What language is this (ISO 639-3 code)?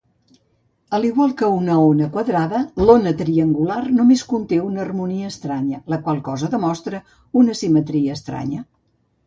cat